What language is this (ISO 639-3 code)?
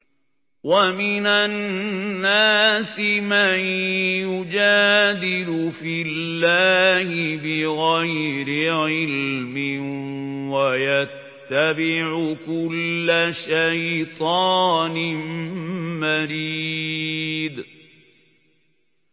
ara